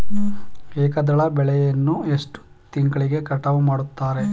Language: Kannada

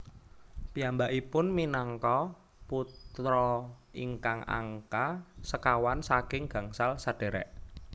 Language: Javanese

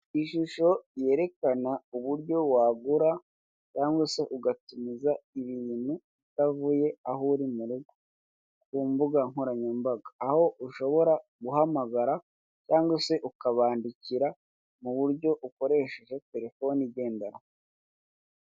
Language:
Kinyarwanda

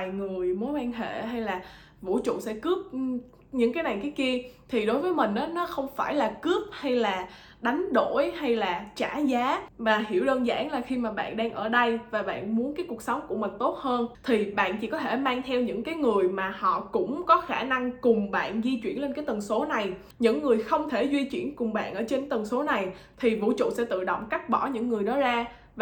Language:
Vietnamese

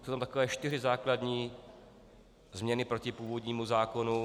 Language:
Czech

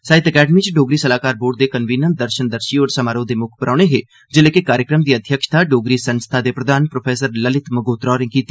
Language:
Dogri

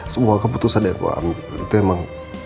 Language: Indonesian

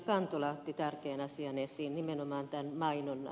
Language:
Finnish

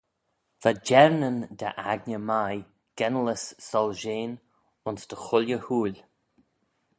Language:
Manx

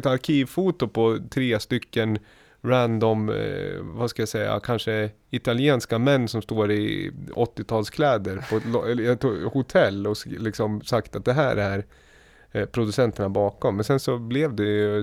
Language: Swedish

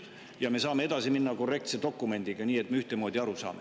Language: Estonian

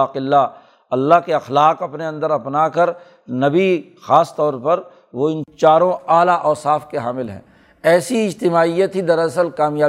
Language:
Urdu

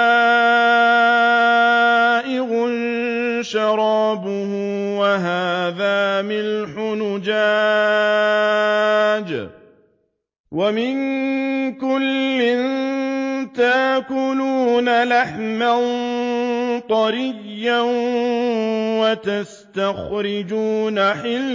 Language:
Arabic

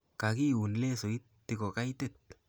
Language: Kalenjin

